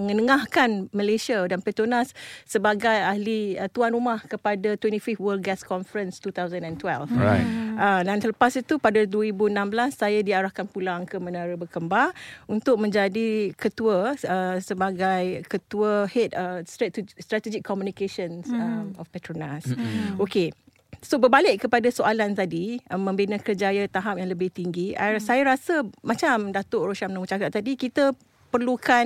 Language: Malay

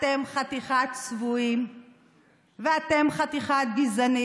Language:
Hebrew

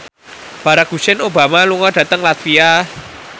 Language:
Javanese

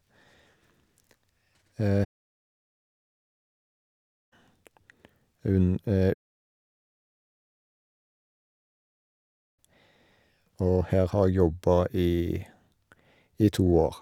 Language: Norwegian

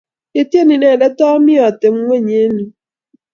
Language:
Kalenjin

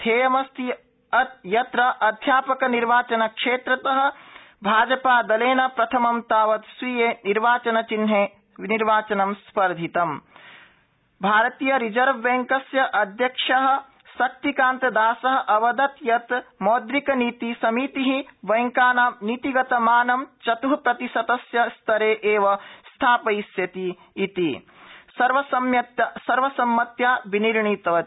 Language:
Sanskrit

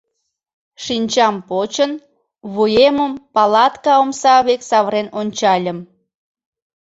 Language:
Mari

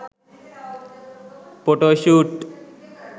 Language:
Sinhala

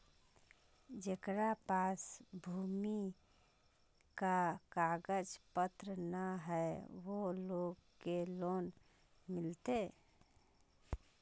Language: Magahi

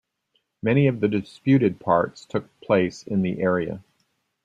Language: English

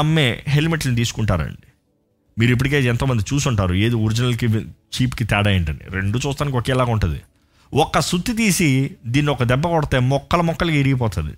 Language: Telugu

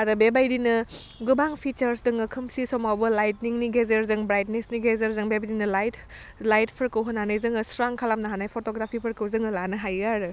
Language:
Bodo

